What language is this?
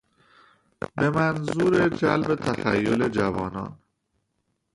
Persian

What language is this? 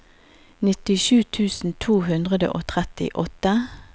Norwegian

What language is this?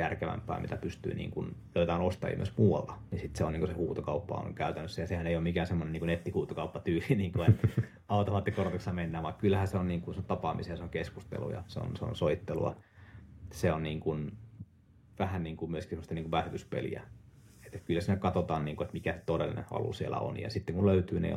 Finnish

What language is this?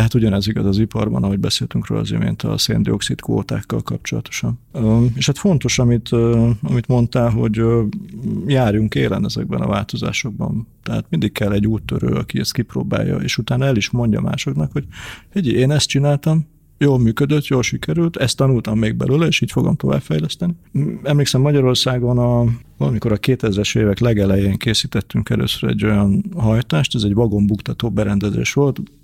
Hungarian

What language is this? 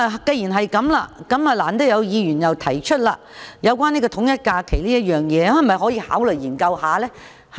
Cantonese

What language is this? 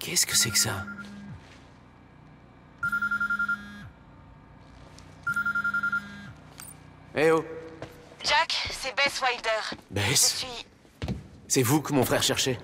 French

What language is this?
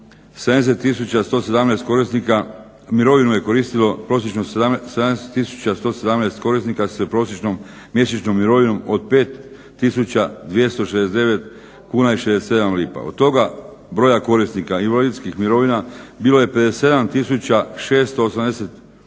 Croatian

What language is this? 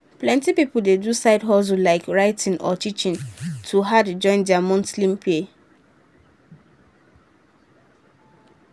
Nigerian Pidgin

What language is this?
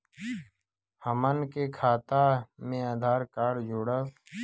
Bhojpuri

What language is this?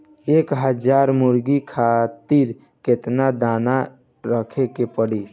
Bhojpuri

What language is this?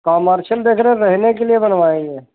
Hindi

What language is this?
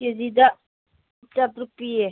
Manipuri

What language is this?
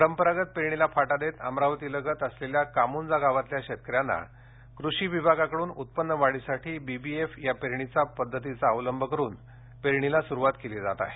Marathi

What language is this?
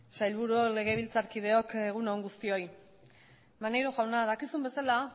Basque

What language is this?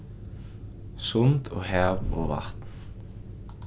Faroese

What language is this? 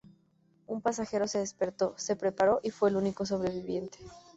Spanish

